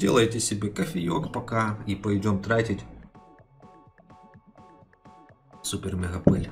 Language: Russian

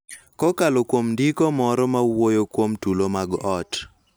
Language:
Luo (Kenya and Tanzania)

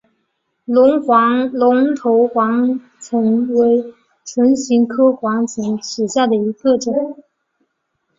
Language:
Chinese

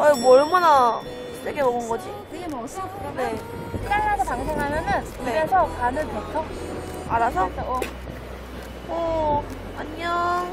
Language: Korean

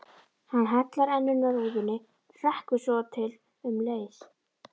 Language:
Icelandic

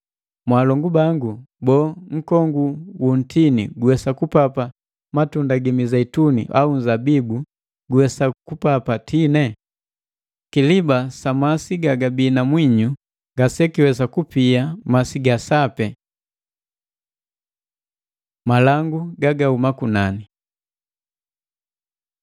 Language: Matengo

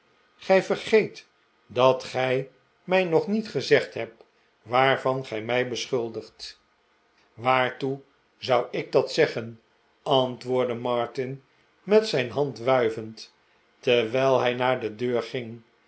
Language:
Dutch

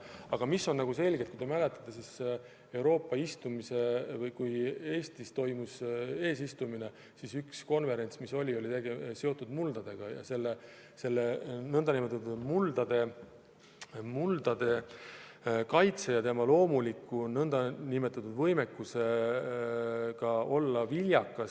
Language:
Estonian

